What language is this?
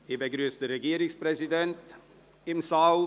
Swiss German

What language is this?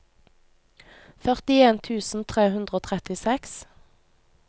Norwegian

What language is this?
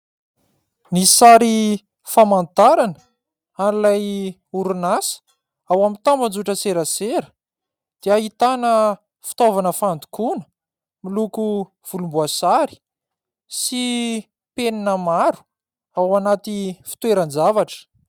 Malagasy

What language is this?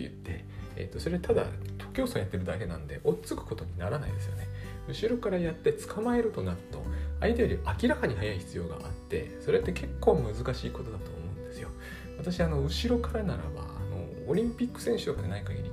Japanese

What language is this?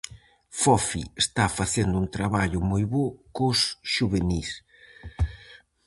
Galician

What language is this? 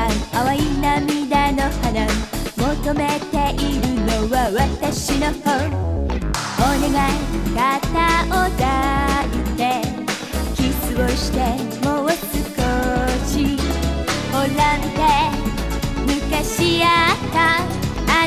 Japanese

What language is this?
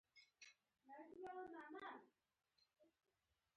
Pashto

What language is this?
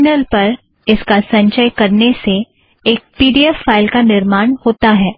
Hindi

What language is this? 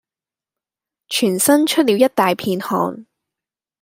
Cantonese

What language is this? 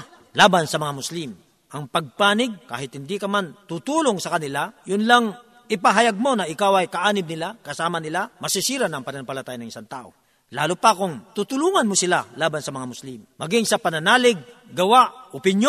Filipino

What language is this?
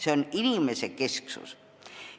Estonian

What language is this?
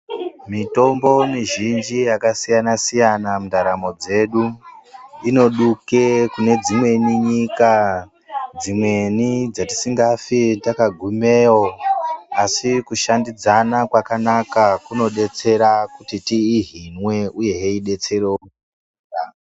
Ndau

